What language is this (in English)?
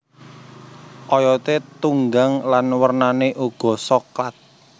Javanese